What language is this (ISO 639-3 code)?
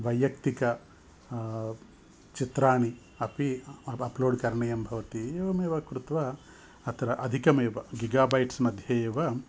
san